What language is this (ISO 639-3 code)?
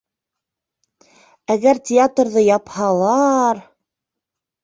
bak